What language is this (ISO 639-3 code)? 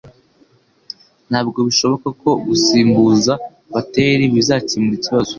kin